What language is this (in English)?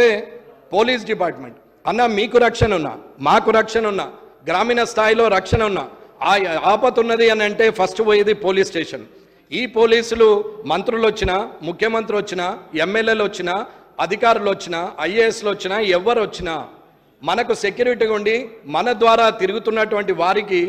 Telugu